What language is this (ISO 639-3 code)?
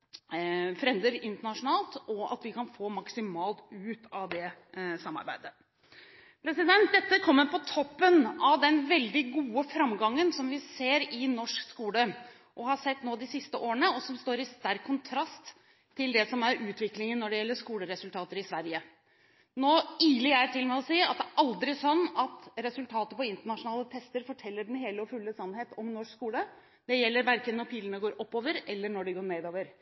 nob